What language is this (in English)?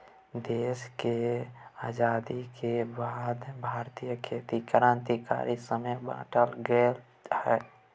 Maithili